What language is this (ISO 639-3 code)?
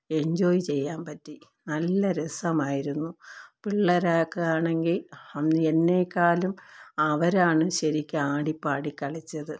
mal